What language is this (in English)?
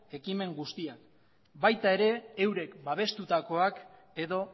Basque